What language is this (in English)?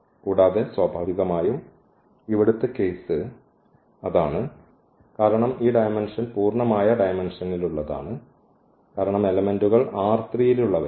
Malayalam